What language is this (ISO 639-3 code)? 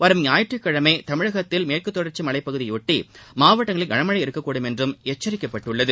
tam